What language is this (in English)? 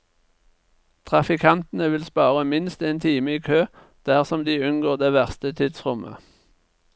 Norwegian